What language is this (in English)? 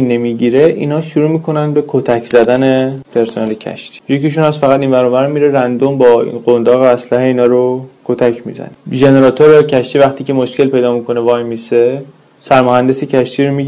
Persian